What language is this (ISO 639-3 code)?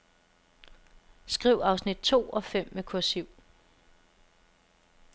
dan